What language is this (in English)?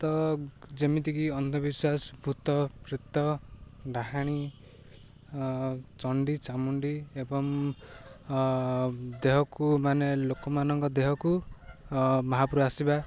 Odia